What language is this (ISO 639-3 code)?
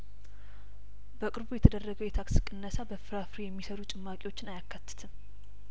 amh